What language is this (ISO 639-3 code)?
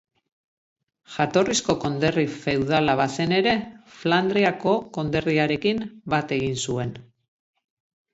eus